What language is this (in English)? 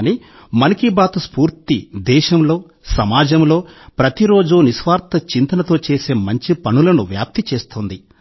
Telugu